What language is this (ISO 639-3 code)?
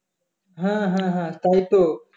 ben